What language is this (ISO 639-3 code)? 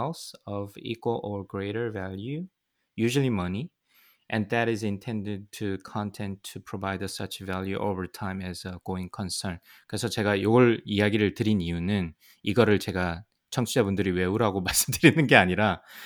kor